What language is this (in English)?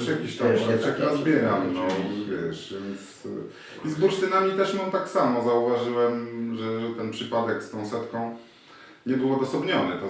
Polish